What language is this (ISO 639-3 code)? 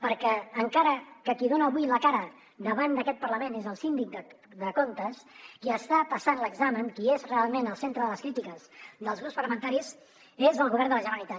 cat